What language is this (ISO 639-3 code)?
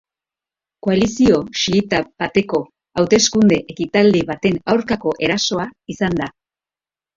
eus